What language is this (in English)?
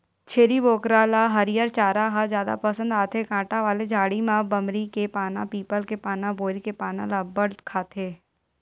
Chhattisgarhi